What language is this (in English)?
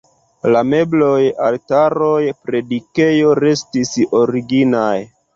Esperanto